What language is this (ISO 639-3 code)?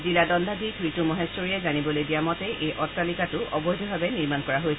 asm